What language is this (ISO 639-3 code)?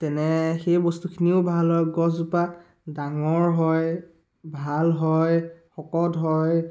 asm